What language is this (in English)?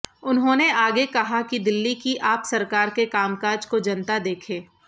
Hindi